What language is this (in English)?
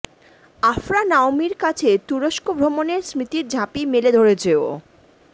Bangla